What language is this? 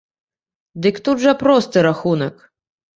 Belarusian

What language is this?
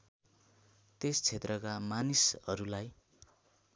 Nepali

